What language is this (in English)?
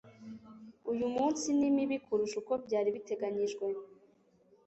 Kinyarwanda